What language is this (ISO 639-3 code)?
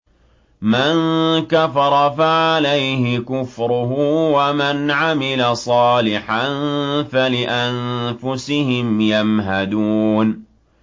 ara